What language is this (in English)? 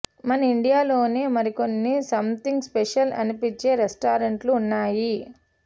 Telugu